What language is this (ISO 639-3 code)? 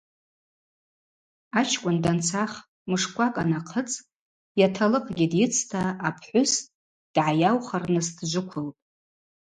abq